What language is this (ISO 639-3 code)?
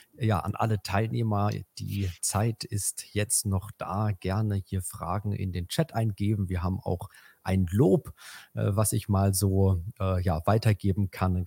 deu